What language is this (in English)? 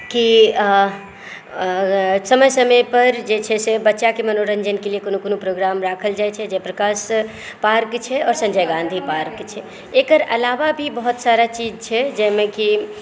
Maithili